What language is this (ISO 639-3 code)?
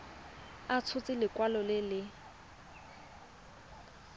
tsn